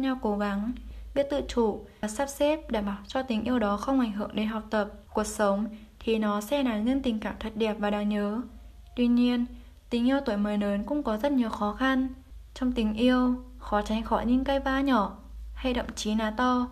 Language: Vietnamese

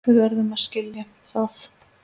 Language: Icelandic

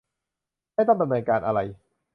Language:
Thai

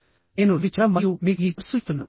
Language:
Telugu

